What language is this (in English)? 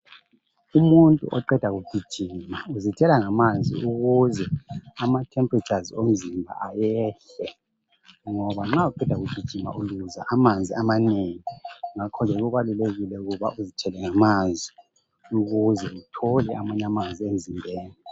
North Ndebele